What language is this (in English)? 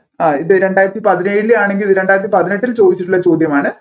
Malayalam